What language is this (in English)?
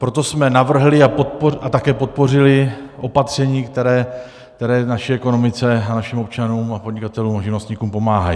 Czech